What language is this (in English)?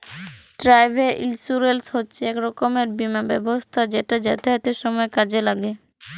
Bangla